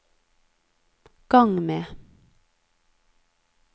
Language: Norwegian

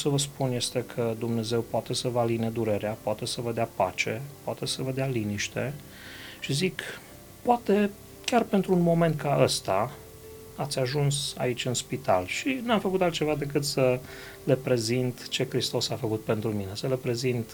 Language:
Romanian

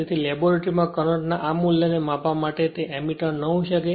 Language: Gujarati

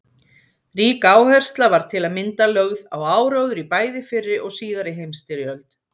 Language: Icelandic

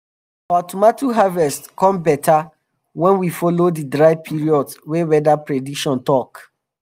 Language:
Nigerian Pidgin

